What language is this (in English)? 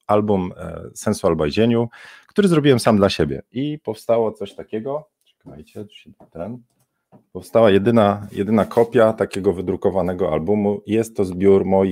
Polish